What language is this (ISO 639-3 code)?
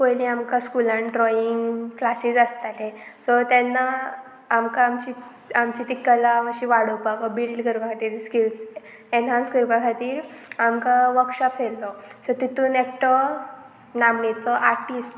kok